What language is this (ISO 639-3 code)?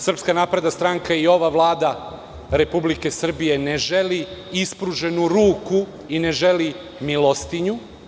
srp